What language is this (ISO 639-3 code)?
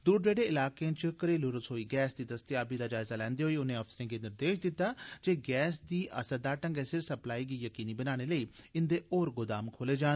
doi